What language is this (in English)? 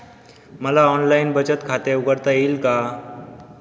Marathi